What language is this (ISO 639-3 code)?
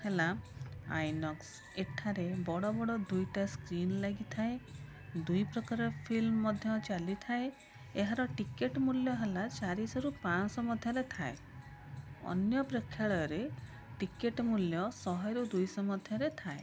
ori